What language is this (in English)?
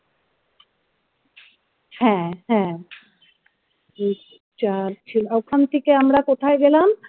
Bangla